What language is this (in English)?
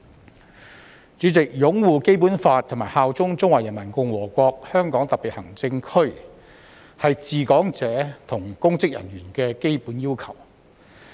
Cantonese